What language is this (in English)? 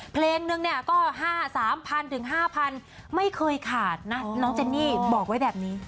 Thai